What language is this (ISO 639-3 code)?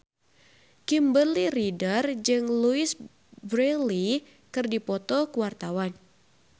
sun